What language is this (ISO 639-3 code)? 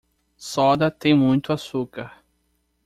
por